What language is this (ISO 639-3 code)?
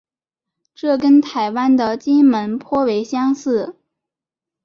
zho